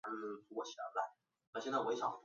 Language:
Chinese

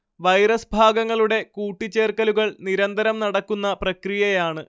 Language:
Malayalam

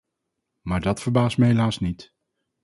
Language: Dutch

